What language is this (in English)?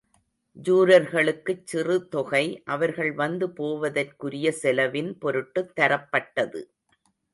Tamil